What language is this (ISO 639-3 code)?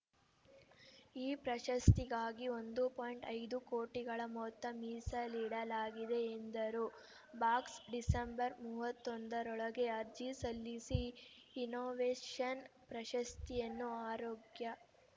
kan